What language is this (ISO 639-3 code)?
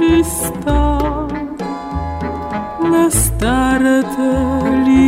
bul